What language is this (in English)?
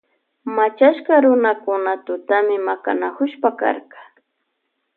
Loja Highland Quichua